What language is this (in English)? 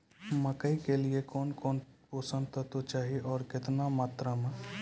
Maithili